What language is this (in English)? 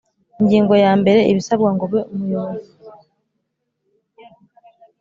Kinyarwanda